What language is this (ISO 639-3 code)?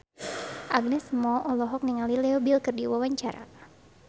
sun